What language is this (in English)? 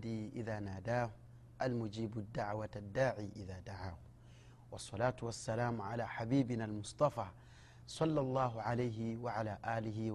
Swahili